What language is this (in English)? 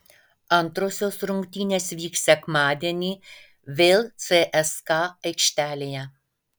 Lithuanian